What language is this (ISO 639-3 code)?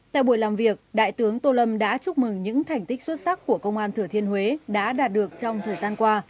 vie